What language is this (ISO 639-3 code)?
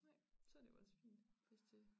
dan